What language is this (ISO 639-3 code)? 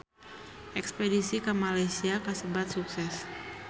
sun